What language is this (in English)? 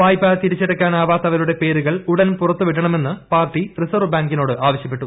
Malayalam